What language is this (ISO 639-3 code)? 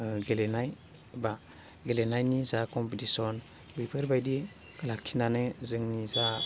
brx